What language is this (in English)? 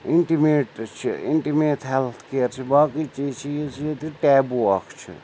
Kashmiri